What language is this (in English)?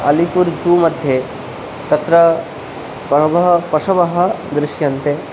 Sanskrit